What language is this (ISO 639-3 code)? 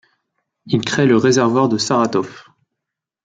fra